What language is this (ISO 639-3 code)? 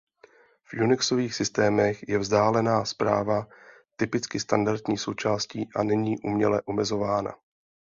ces